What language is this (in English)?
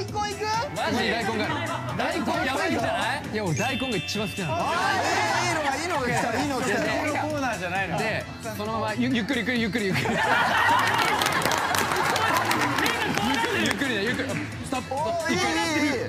Japanese